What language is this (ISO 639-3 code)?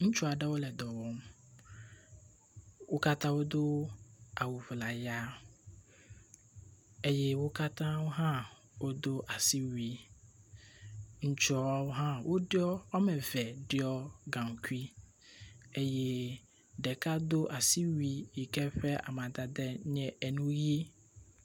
ewe